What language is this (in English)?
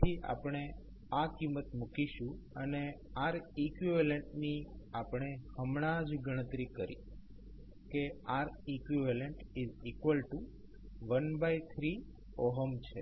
Gujarati